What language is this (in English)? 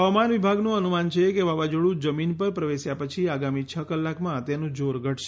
Gujarati